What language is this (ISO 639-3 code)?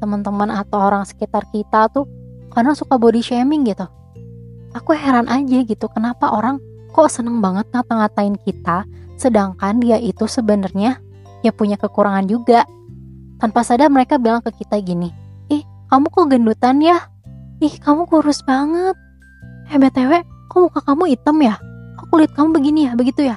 ind